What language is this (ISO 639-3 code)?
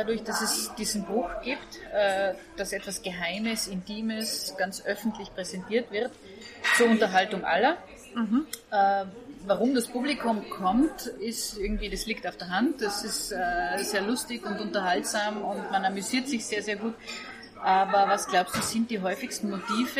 deu